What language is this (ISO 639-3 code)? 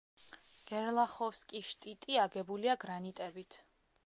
kat